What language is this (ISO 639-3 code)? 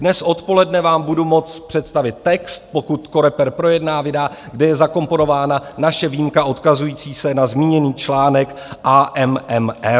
ces